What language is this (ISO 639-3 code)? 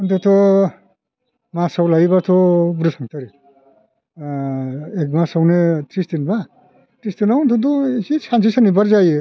brx